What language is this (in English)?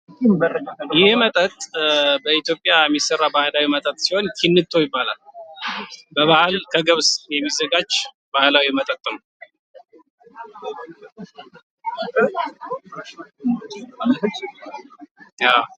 Amharic